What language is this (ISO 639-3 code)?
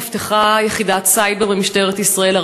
heb